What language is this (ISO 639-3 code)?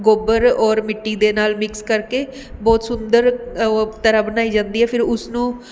pan